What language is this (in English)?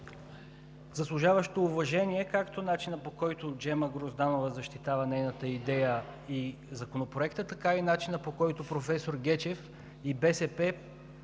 Bulgarian